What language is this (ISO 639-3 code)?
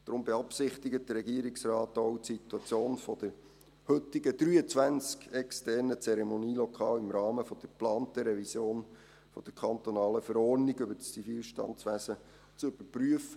gsw